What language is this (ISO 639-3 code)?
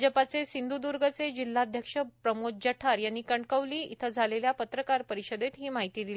mar